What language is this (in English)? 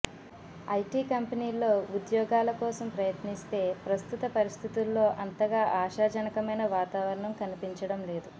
Telugu